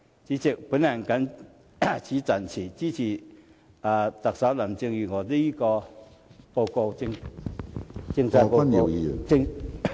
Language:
Cantonese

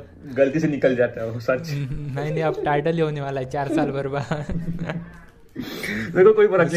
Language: Hindi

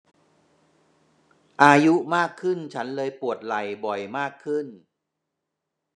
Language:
Thai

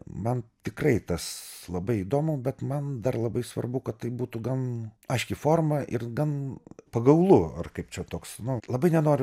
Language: Lithuanian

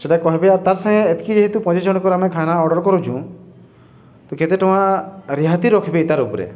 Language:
Odia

